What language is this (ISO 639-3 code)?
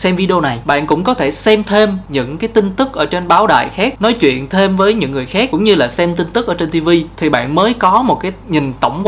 vie